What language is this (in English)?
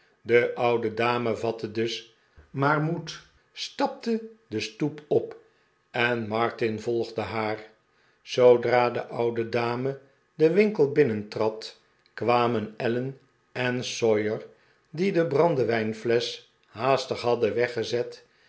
Dutch